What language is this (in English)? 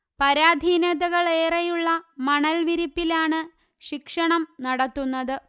Malayalam